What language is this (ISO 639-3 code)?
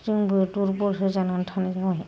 brx